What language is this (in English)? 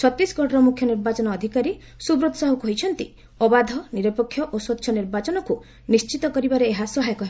Odia